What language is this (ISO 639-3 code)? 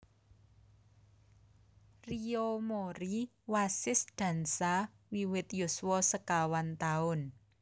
jav